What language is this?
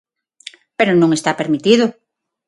Galician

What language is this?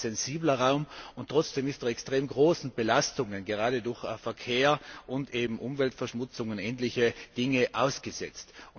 German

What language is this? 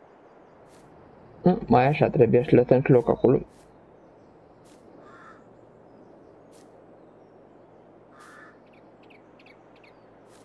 Romanian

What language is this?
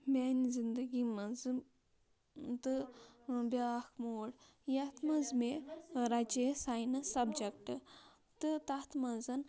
Kashmiri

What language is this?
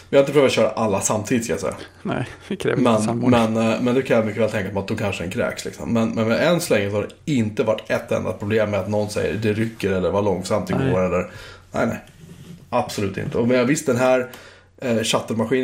Swedish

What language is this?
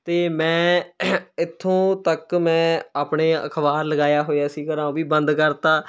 Punjabi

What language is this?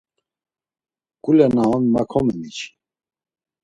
Laz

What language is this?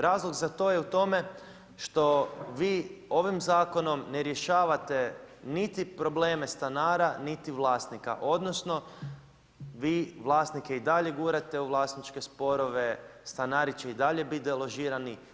Croatian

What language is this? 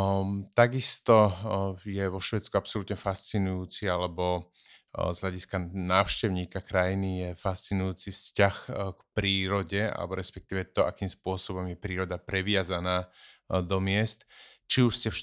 Slovak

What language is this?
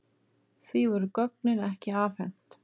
Icelandic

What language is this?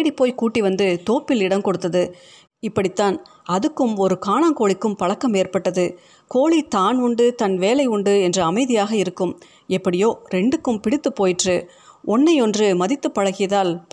Tamil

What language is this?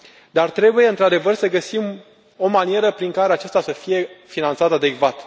Romanian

